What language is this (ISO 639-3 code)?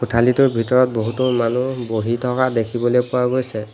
asm